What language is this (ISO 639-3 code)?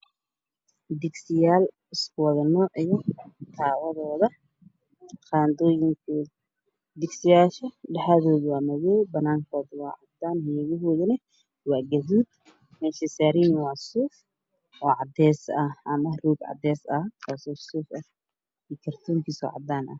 som